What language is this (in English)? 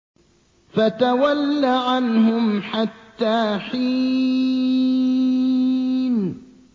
Arabic